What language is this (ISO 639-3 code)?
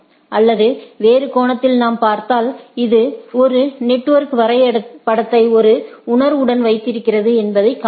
tam